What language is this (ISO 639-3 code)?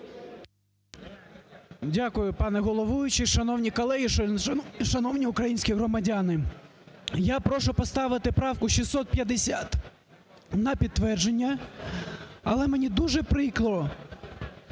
ukr